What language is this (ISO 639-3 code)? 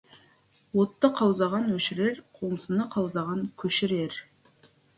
kaz